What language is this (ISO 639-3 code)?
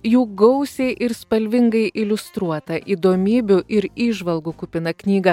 lit